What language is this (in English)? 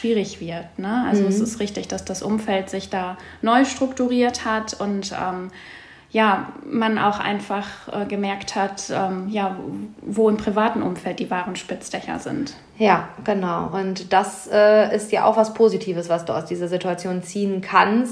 German